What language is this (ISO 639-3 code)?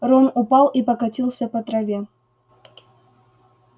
rus